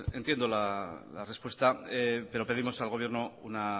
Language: Spanish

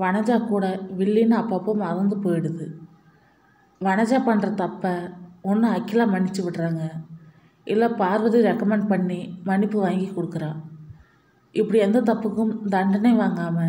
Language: English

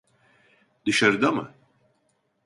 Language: Turkish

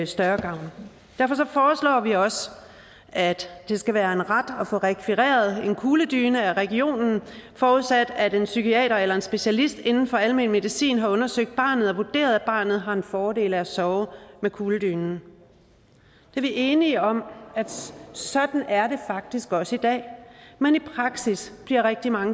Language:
Danish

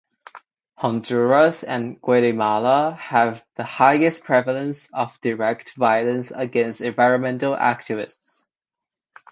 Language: English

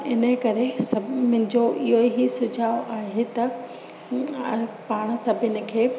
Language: Sindhi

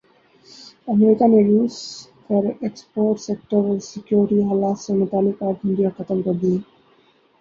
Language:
Urdu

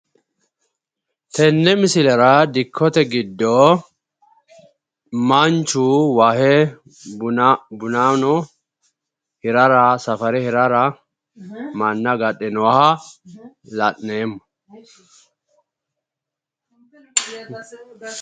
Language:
Sidamo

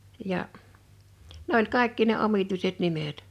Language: Finnish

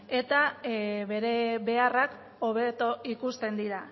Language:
Basque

